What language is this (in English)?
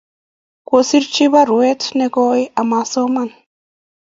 Kalenjin